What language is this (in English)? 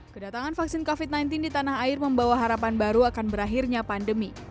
Indonesian